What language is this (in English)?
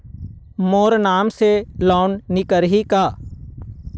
Chhattisgarhi